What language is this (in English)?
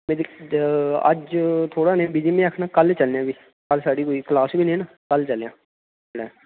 Dogri